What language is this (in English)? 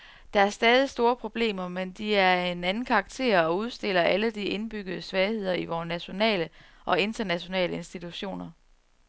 Danish